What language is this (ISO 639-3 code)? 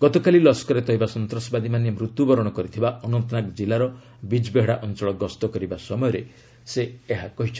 ori